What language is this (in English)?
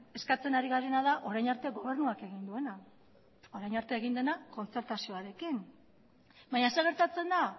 Basque